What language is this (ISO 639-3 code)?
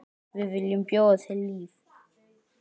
isl